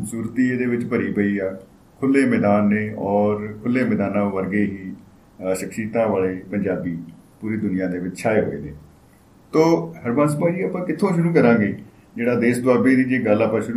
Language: Punjabi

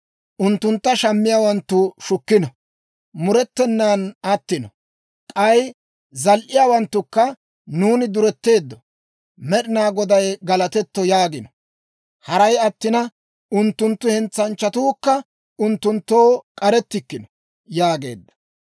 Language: Dawro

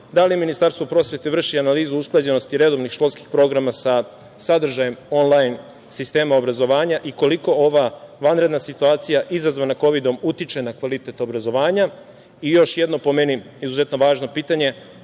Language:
Serbian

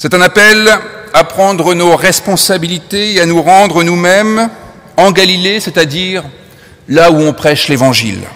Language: French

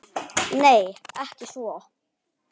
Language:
Icelandic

